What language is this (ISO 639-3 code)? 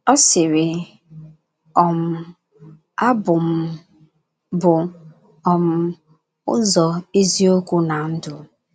ibo